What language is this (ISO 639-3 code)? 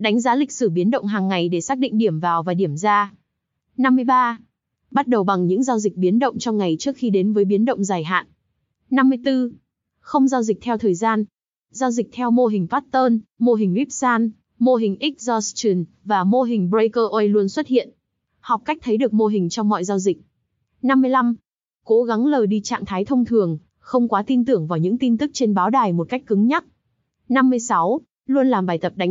vie